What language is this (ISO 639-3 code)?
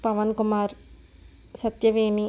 tel